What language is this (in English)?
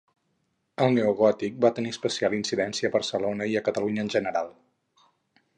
Catalan